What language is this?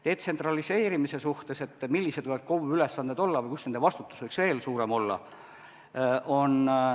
Estonian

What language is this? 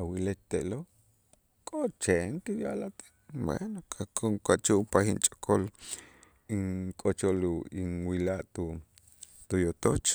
Itzá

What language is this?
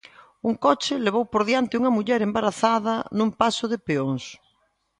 Galician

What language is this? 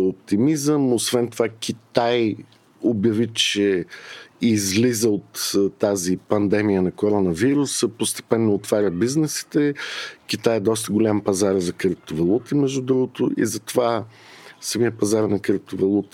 Bulgarian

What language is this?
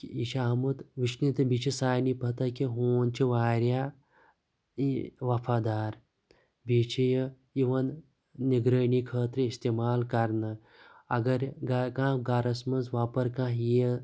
Kashmiri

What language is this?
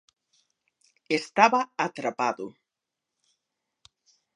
Galician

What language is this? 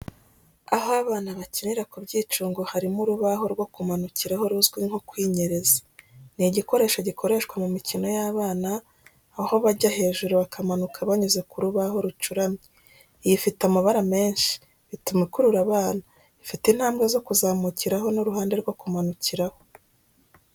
Kinyarwanda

